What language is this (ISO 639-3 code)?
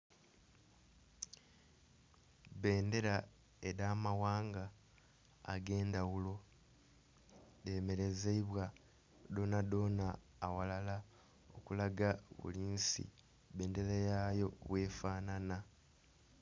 xog